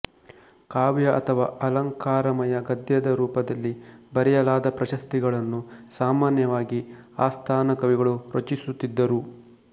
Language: Kannada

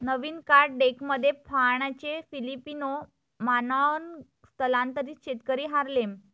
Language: Marathi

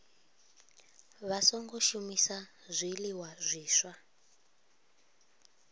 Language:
Venda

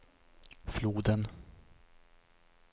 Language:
Swedish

